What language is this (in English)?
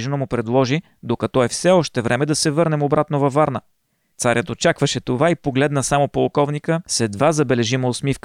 Bulgarian